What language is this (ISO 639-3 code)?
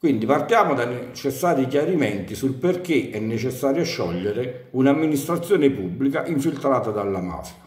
ita